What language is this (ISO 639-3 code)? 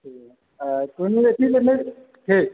mai